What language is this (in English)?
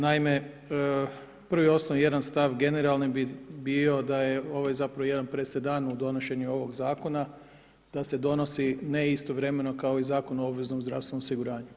Croatian